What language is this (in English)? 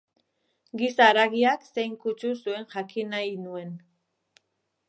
Basque